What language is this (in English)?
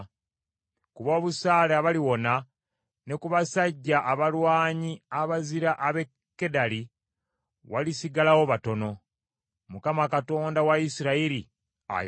Ganda